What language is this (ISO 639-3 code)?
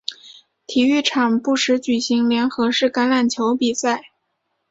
zho